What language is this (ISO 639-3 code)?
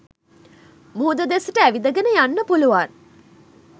sin